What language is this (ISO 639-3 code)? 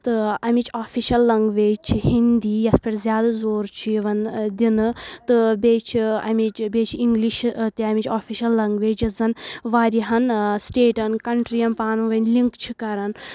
kas